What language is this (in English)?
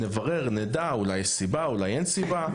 Hebrew